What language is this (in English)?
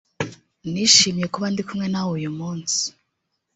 Kinyarwanda